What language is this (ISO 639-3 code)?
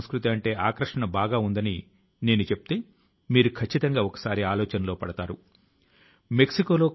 tel